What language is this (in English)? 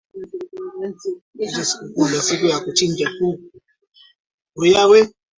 Swahili